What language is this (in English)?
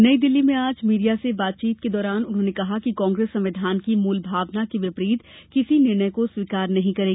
Hindi